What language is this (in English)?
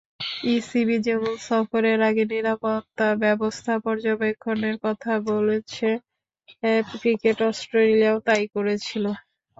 Bangla